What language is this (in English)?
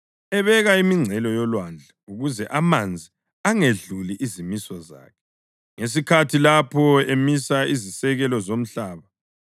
North Ndebele